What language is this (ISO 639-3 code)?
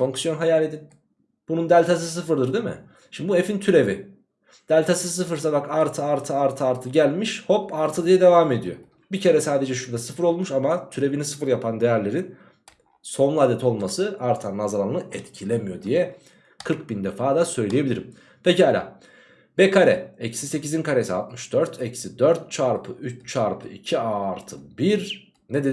tur